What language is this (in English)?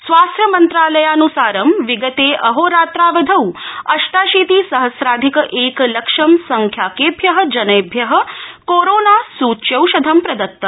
Sanskrit